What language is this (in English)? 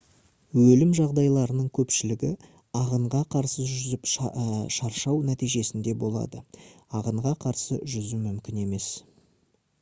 Kazakh